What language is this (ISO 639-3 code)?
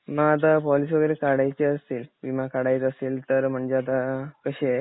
mar